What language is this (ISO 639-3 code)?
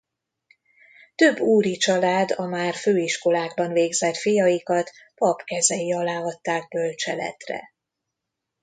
hun